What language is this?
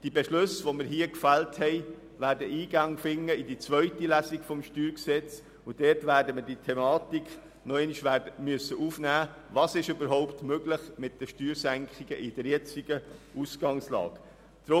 Swiss German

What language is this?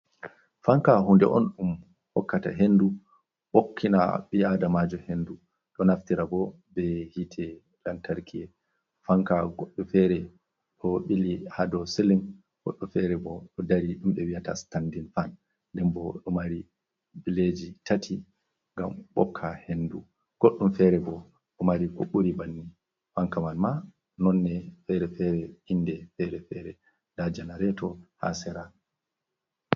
Fula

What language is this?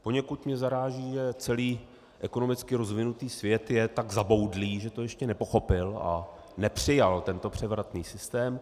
Czech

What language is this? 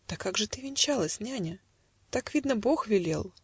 Russian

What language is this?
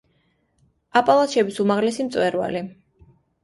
Georgian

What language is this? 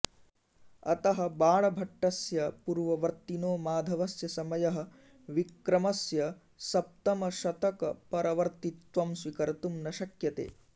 Sanskrit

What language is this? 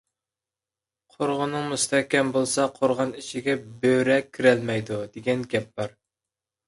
Uyghur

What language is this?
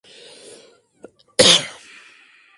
Swahili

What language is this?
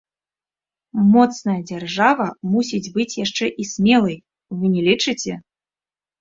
Belarusian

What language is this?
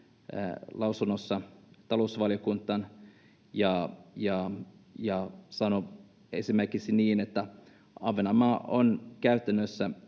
Finnish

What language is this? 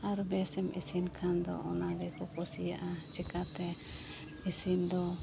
Santali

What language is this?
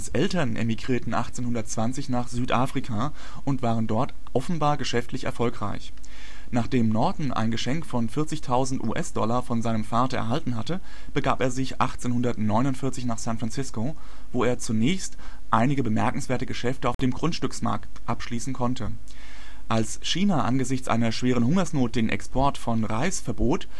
German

